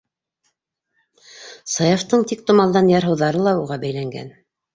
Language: Bashkir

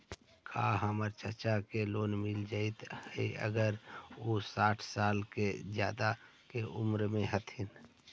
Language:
Magahi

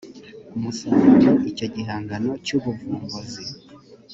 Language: Kinyarwanda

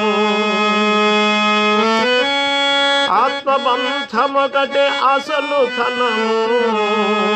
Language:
Telugu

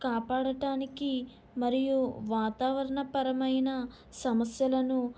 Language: Telugu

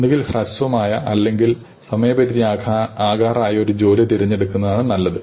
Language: Malayalam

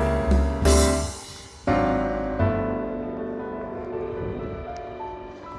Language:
Russian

